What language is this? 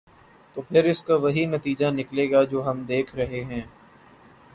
Urdu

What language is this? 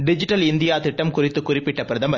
Tamil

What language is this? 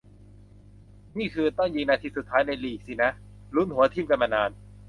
Thai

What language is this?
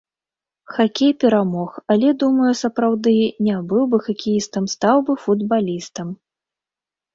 Belarusian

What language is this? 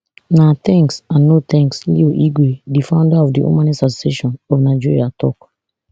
Nigerian Pidgin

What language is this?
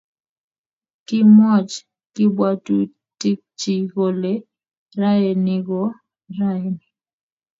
Kalenjin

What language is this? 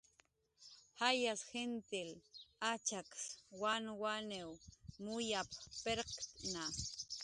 Jaqaru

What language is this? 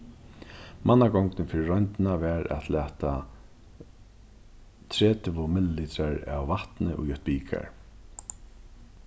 Faroese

